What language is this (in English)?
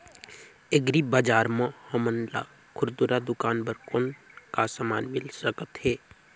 Chhattisgarhi